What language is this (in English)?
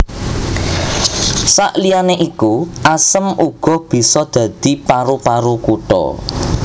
Javanese